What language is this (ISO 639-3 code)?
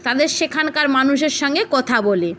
ben